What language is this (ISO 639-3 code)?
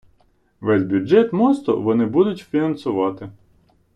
ukr